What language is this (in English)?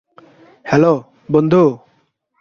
Bangla